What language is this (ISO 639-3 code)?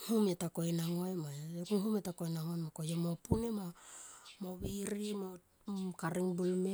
tqp